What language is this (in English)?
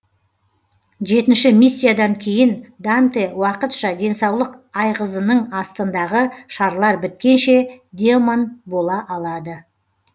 Kazakh